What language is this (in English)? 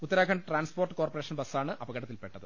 Malayalam